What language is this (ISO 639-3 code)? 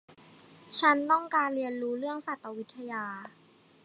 tha